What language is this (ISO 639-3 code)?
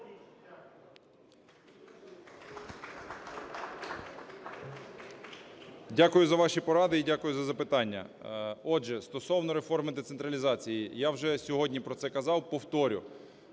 ukr